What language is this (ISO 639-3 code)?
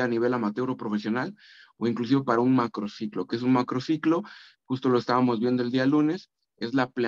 spa